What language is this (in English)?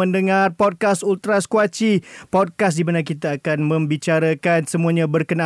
Malay